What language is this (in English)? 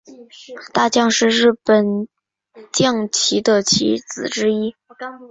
Chinese